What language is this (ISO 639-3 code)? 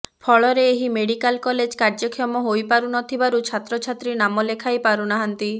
ori